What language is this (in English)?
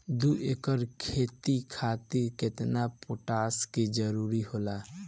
Bhojpuri